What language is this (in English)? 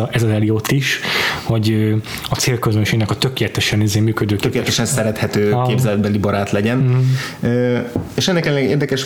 Hungarian